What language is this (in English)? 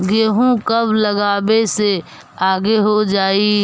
Magahi